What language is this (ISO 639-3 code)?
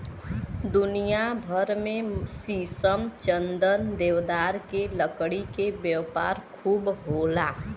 bho